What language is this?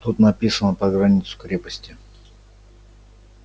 Russian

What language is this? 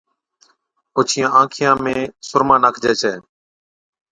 Od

